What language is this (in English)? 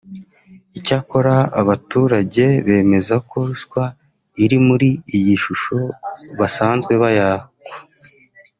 Kinyarwanda